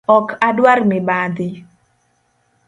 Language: Luo (Kenya and Tanzania)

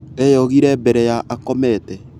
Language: Kikuyu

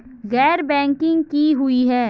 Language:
Magahi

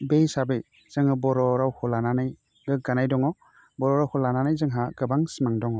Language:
Bodo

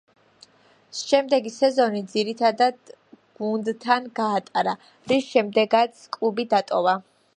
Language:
Georgian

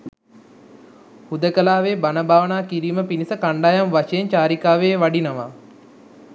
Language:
Sinhala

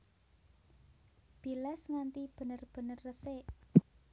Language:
Javanese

